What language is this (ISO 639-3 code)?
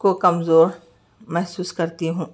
urd